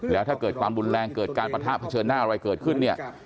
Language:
Thai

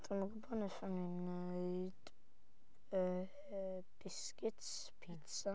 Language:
Welsh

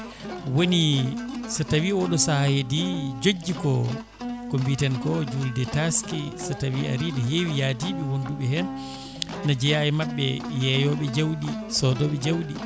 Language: Fula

